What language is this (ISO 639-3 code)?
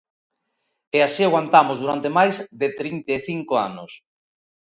glg